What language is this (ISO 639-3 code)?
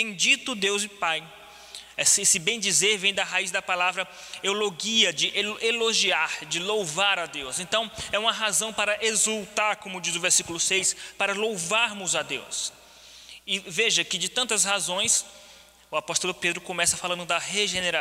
por